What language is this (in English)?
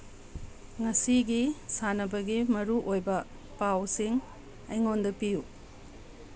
Manipuri